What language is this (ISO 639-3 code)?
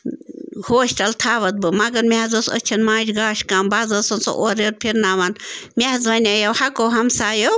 kas